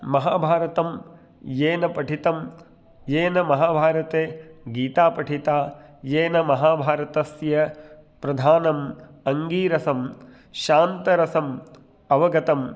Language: Sanskrit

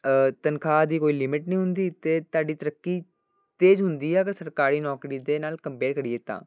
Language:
Punjabi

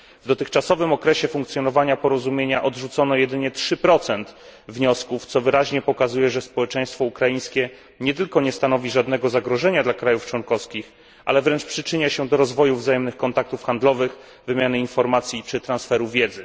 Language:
Polish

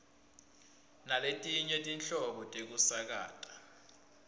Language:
Swati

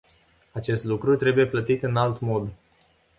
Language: Romanian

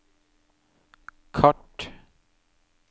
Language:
Norwegian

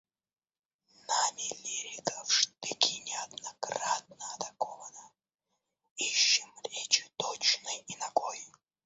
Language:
Russian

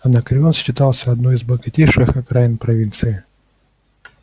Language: Russian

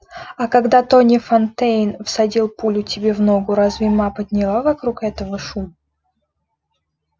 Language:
Russian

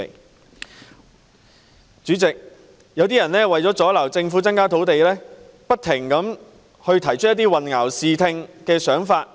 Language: Cantonese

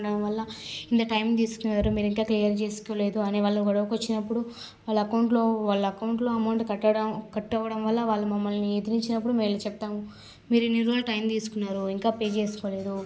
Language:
Telugu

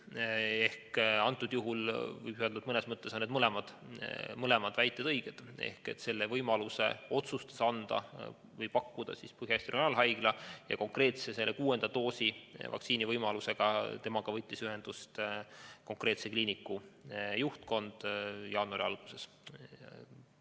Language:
Estonian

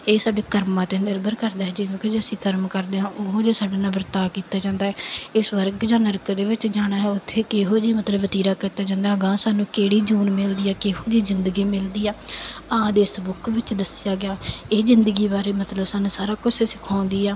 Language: Punjabi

